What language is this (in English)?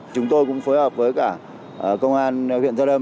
Vietnamese